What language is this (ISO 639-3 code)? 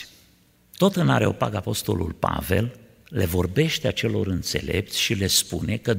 ron